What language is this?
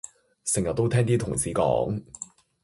Cantonese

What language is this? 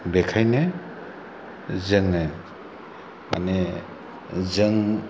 Bodo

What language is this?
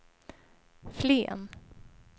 Swedish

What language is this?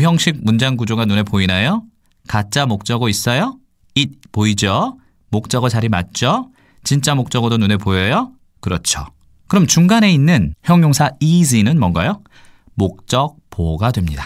Korean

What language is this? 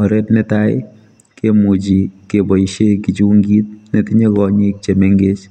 Kalenjin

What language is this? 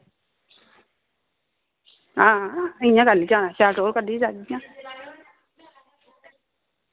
Dogri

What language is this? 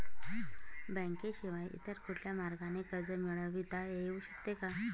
Marathi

